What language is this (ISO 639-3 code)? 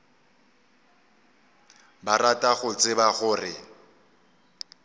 nso